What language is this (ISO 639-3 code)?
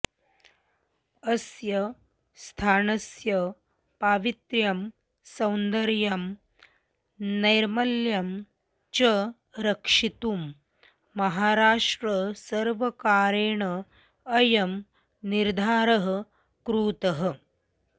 san